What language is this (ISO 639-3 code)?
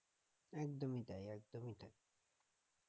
ben